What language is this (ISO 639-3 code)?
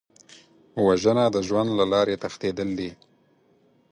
pus